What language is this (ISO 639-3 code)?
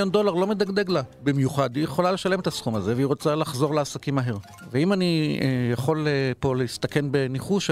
heb